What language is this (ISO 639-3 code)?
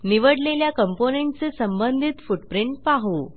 mar